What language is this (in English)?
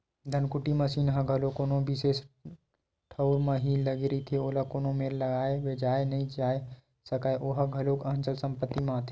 Chhattisgarhi